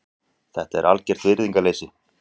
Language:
Icelandic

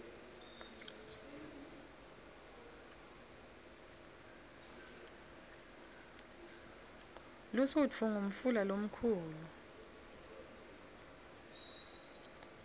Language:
Swati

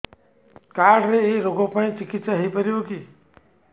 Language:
Odia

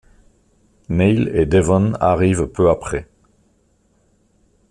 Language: French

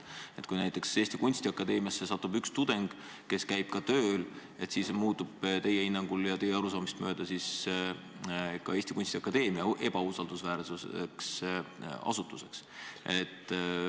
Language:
Estonian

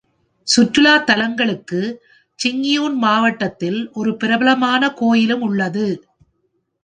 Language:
Tamil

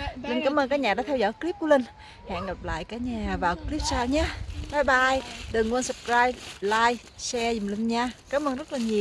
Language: Vietnamese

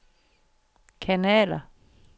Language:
Danish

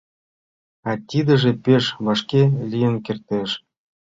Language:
Mari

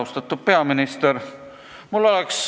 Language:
Estonian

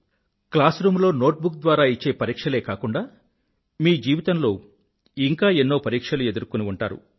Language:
Telugu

